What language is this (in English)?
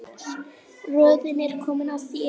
Icelandic